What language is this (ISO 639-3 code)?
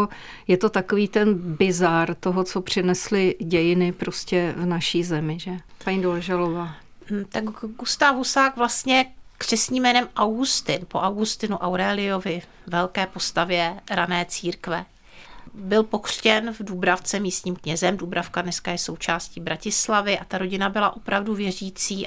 ces